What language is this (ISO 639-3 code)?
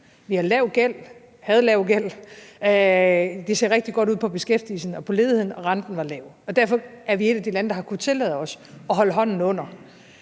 dan